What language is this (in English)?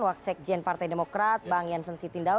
Indonesian